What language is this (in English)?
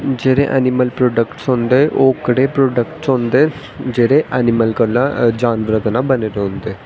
Dogri